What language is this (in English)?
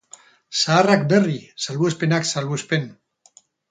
Basque